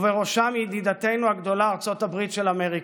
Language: Hebrew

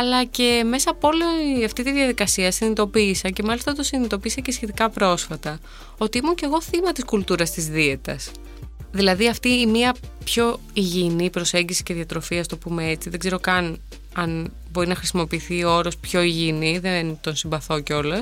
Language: Greek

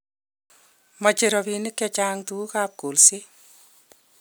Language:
Kalenjin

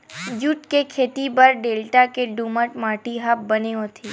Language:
Chhattisgarhi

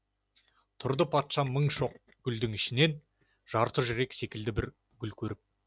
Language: Kazakh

